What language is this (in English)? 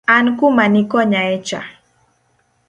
Luo (Kenya and Tanzania)